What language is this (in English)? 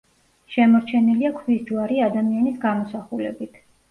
Georgian